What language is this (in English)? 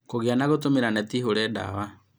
Kikuyu